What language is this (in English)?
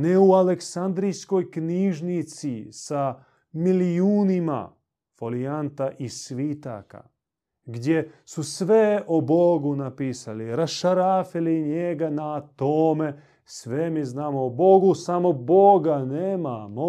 Croatian